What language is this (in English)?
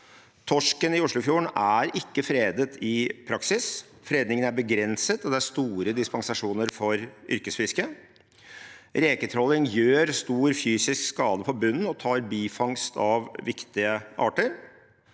Norwegian